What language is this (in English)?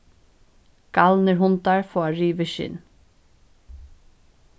Faroese